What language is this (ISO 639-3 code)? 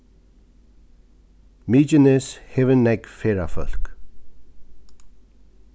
fao